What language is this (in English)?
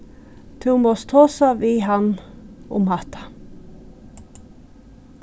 Faroese